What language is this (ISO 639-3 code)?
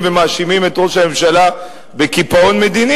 heb